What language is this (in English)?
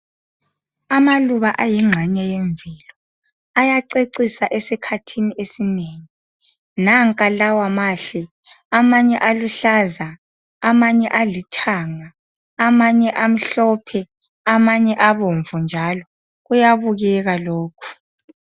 North Ndebele